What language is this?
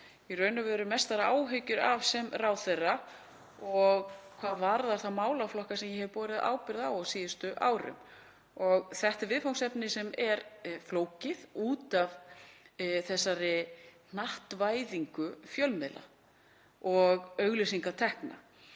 Icelandic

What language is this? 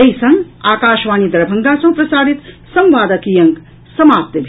Maithili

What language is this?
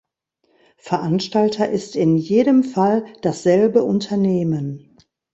German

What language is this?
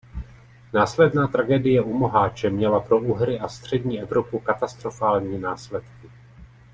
Czech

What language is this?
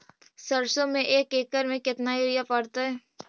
Magahi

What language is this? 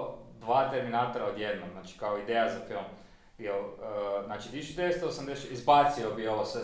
Croatian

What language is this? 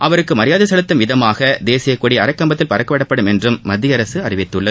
Tamil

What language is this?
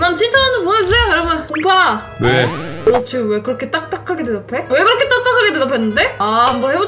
Korean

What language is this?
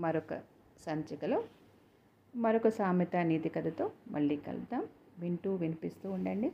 Telugu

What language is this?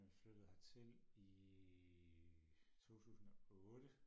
Danish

